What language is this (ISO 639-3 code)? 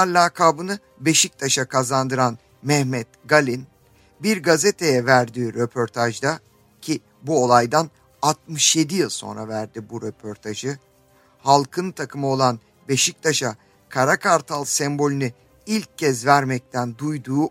tur